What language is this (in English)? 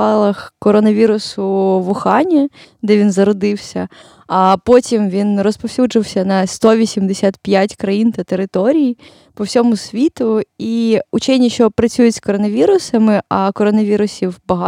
Ukrainian